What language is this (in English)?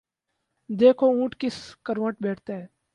Urdu